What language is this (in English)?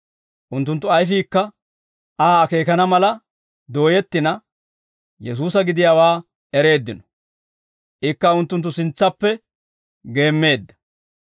Dawro